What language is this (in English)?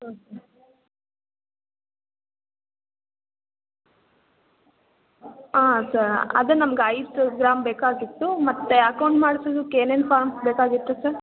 Kannada